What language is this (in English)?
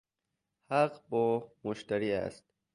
Persian